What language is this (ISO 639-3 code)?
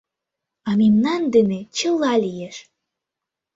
chm